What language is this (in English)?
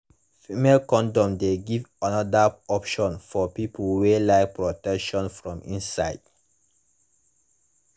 Nigerian Pidgin